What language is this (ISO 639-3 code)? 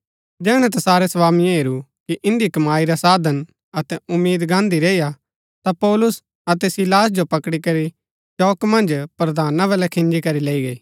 gbk